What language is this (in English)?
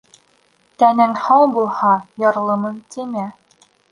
Bashkir